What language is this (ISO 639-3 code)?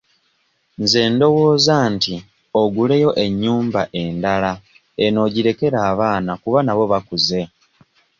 lug